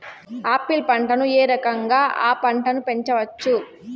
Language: Telugu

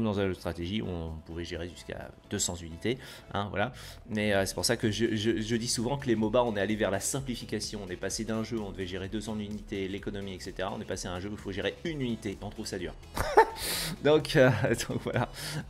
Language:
French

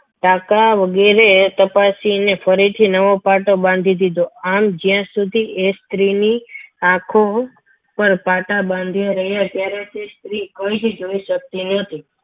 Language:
Gujarati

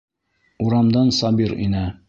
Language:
Bashkir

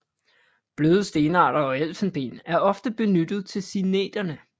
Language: Danish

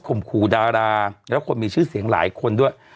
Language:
Thai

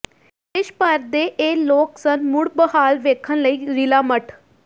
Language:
Punjabi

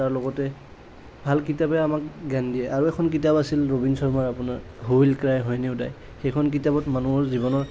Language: Assamese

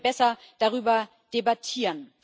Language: German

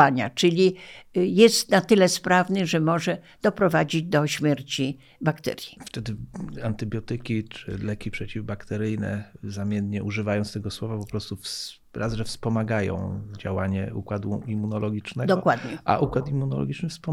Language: Polish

